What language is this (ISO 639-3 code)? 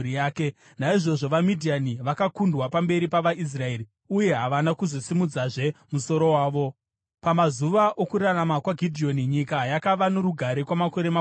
sna